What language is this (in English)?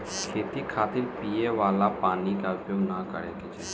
Bhojpuri